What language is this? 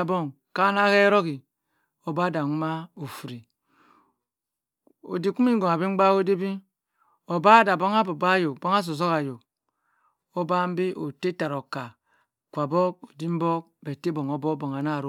Cross River Mbembe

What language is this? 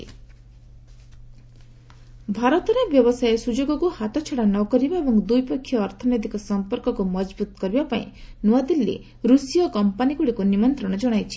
Odia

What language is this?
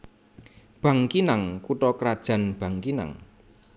Javanese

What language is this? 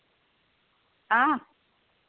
Dogri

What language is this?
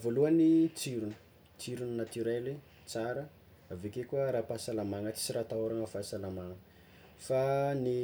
Tsimihety Malagasy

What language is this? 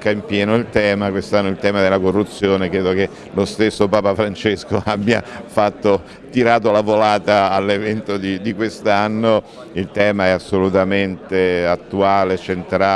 Italian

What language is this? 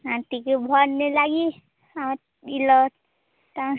Odia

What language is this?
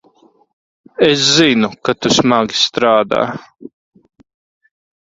Latvian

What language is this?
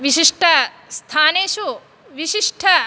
Sanskrit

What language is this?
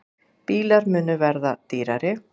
Icelandic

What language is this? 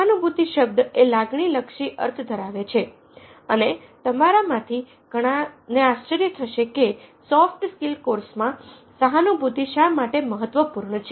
Gujarati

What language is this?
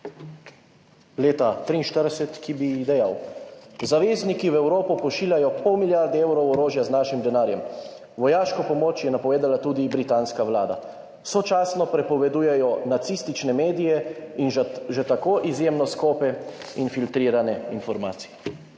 Slovenian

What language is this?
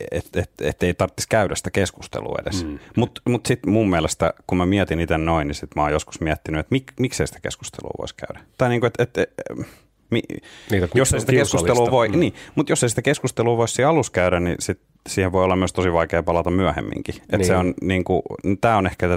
Finnish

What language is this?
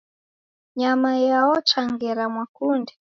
Taita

